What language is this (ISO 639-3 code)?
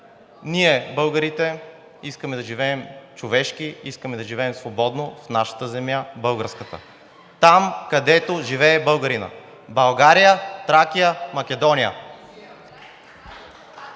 bul